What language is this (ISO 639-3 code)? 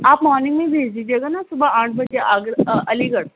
urd